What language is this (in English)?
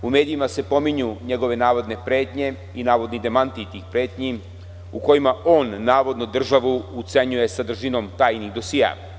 Serbian